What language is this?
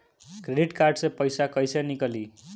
Bhojpuri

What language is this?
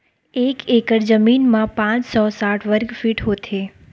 Chhattisgarhi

